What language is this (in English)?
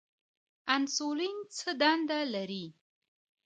Pashto